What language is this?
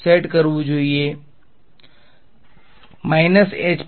Gujarati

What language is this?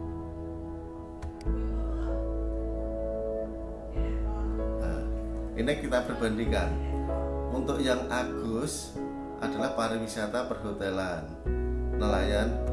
Indonesian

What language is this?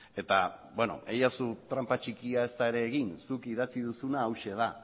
Basque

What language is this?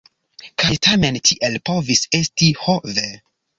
Esperanto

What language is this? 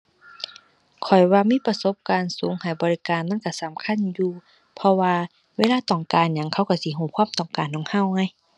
Thai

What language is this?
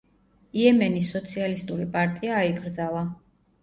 Georgian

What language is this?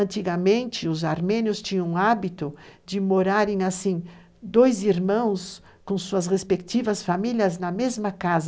Portuguese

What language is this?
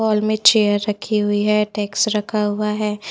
Hindi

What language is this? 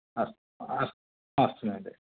Sanskrit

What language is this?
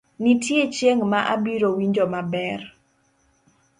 Luo (Kenya and Tanzania)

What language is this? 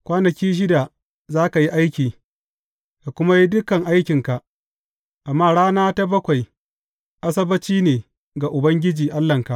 Hausa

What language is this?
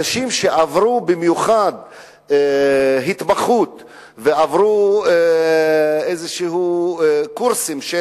Hebrew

